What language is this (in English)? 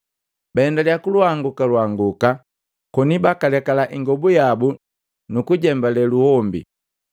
Matengo